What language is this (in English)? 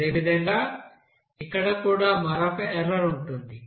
Telugu